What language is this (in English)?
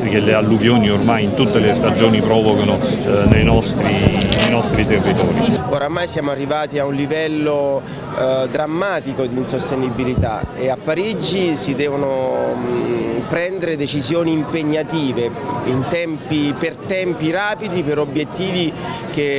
Italian